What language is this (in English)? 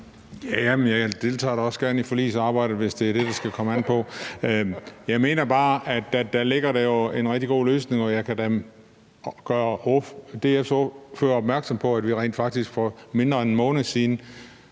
Danish